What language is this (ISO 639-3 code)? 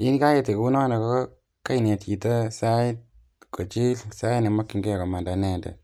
kln